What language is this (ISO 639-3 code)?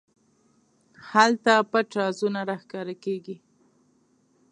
pus